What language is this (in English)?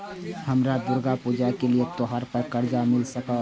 Maithili